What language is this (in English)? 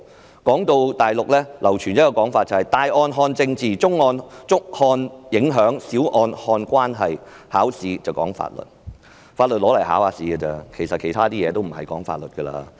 Cantonese